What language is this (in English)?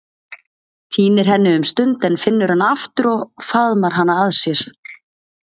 Icelandic